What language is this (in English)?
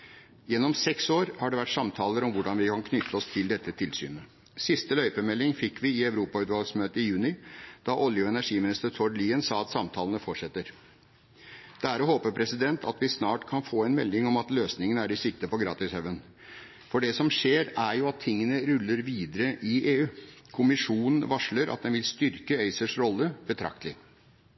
Norwegian Bokmål